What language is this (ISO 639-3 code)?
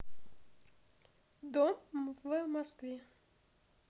rus